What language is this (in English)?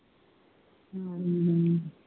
Punjabi